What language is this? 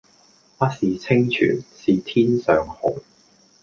Cantonese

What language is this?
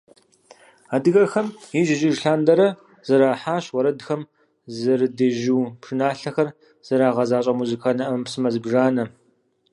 Kabardian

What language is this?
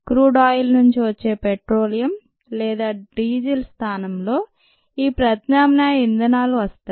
Telugu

